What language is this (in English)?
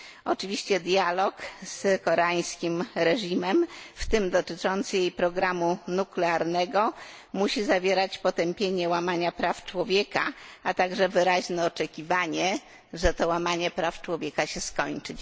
Polish